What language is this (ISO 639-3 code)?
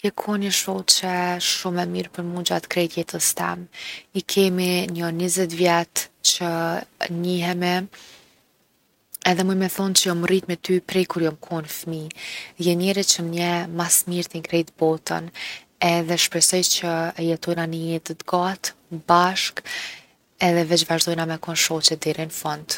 aln